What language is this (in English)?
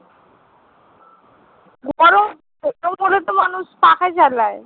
Bangla